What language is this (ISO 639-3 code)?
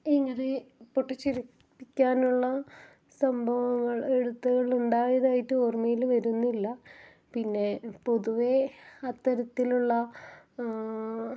mal